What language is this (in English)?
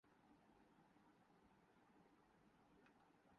Urdu